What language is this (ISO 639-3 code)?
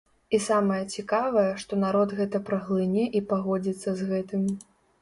bel